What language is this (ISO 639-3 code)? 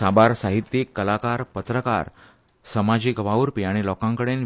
kok